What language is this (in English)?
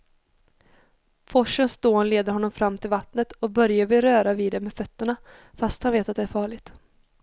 Swedish